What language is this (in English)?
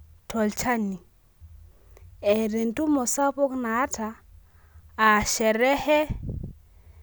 Masai